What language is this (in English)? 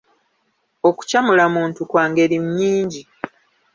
Ganda